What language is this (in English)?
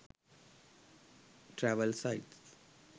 Sinhala